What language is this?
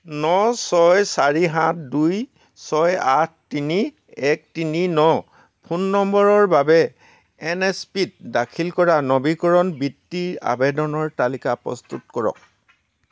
Assamese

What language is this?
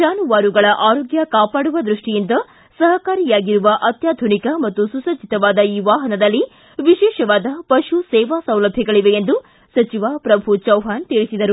Kannada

